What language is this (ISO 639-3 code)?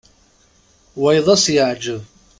kab